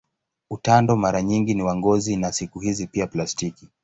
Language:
Swahili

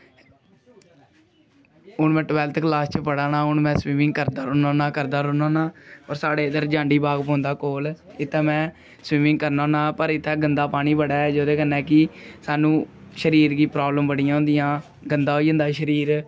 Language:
Dogri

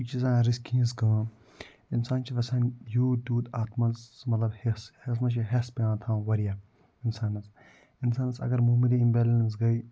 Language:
Kashmiri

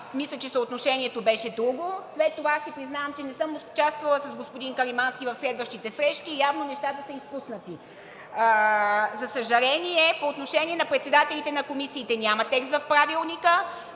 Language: Bulgarian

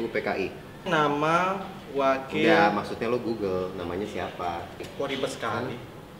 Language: Indonesian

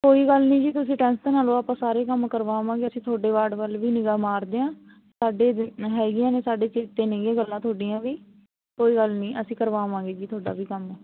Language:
Punjabi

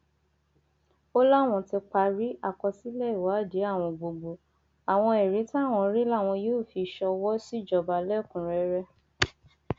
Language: Yoruba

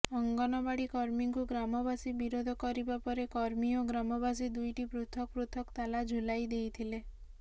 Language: Odia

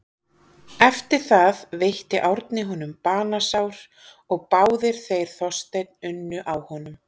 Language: Icelandic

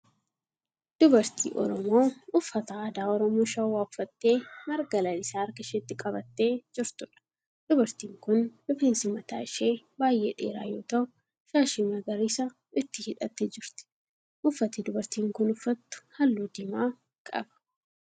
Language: Oromo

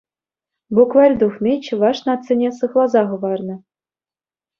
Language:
Chuvash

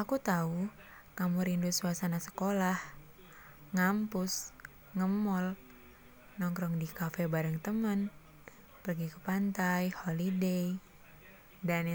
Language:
Indonesian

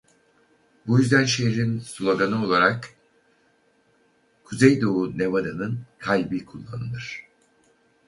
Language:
Turkish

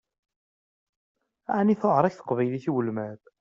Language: Kabyle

